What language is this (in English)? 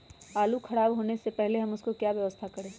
Magahi